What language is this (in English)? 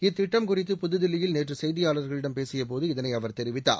Tamil